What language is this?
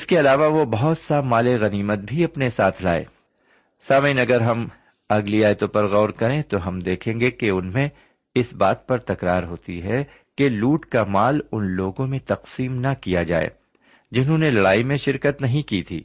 Urdu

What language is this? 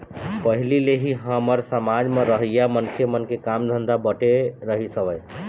Chhattisgarhi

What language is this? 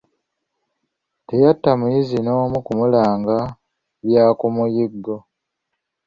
Ganda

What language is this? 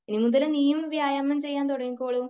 Malayalam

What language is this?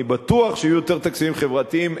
Hebrew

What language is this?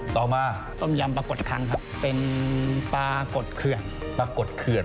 Thai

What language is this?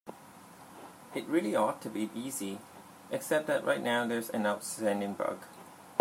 English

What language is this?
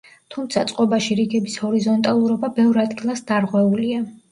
Georgian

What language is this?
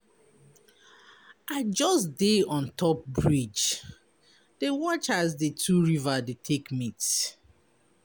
Nigerian Pidgin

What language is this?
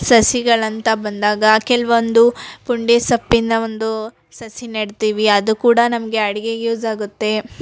Kannada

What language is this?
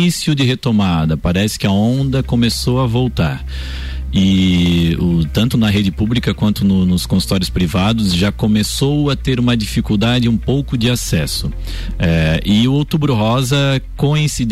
Portuguese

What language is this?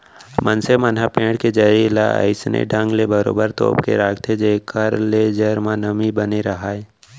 Chhattisgarhi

